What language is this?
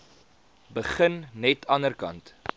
Afrikaans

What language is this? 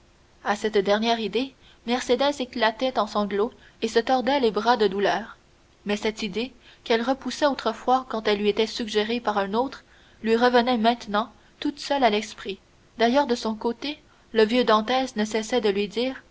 French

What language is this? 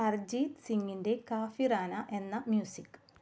Malayalam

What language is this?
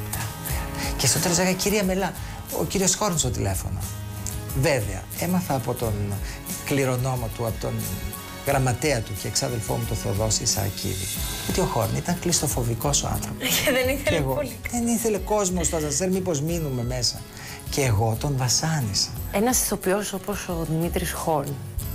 Greek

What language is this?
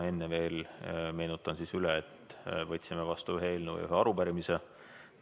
Estonian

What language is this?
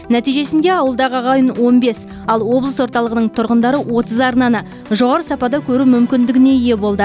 Kazakh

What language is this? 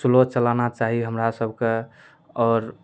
Maithili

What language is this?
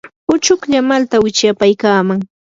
Yanahuanca Pasco Quechua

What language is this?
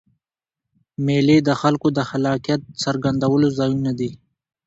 Pashto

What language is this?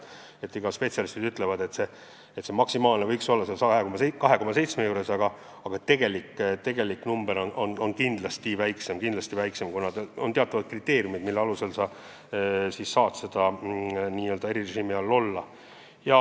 Estonian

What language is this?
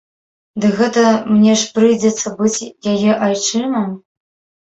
Belarusian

